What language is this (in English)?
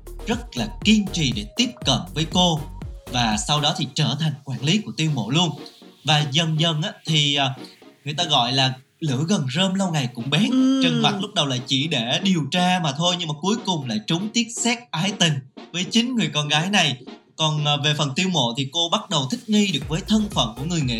Vietnamese